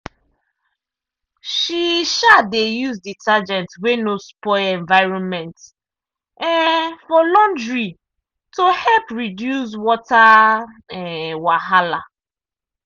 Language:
Nigerian Pidgin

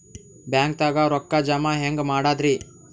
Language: Kannada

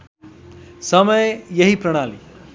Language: Nepali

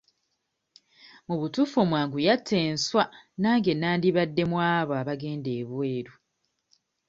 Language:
Ganda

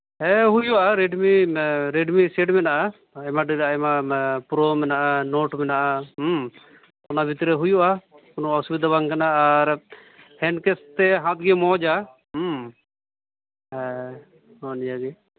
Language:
Santali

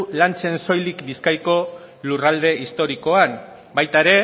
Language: Basque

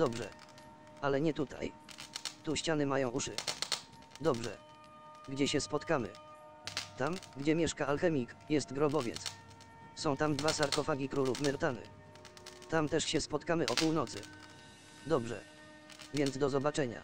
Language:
Polish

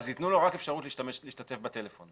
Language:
Hebrew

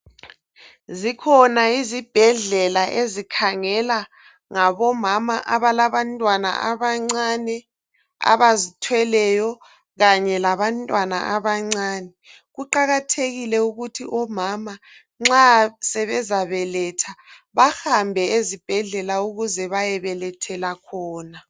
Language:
North Ndebele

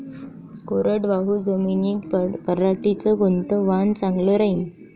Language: Marathi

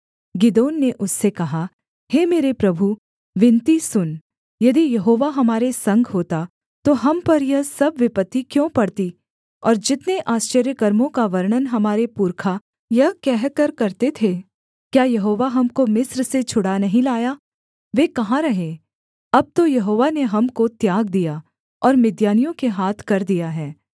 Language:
Hindi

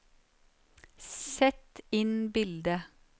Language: Norwegian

